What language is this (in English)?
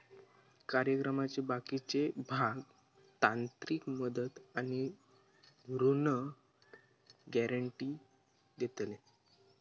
Marathi